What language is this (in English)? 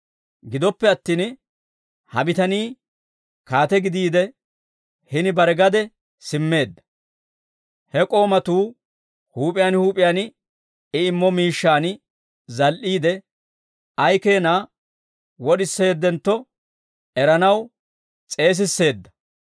Dawro